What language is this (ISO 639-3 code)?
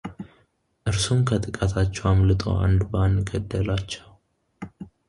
amh